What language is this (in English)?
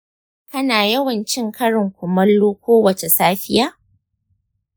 Hausa